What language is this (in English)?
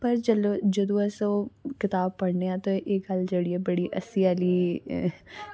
Dogri